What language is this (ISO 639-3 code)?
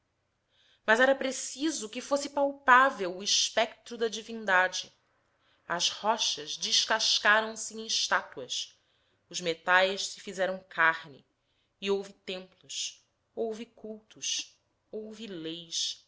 por